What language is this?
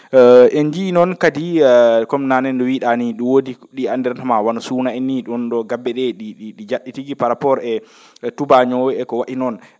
Fula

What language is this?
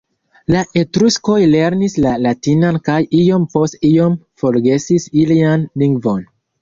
Esperanto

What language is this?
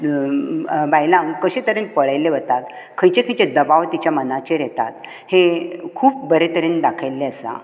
Konkani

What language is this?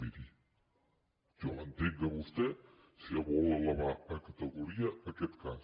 Catalan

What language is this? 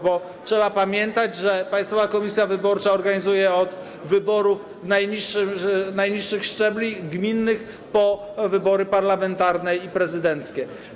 Polish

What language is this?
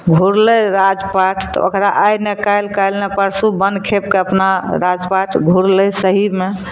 Maithili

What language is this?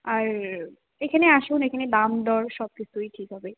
Bangla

